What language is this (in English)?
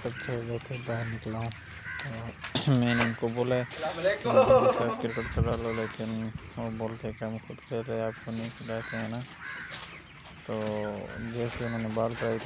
Arabic